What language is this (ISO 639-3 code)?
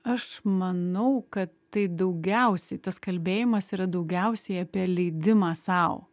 lit